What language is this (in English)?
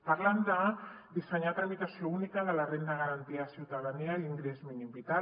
Catalan